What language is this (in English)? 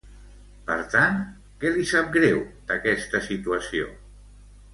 Catalan